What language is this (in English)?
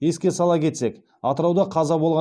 Kazakh